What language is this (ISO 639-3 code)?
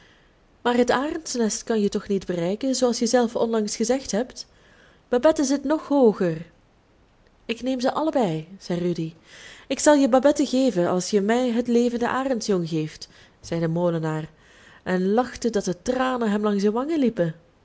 nld